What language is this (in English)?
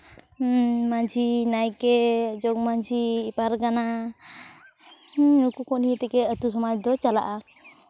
Santali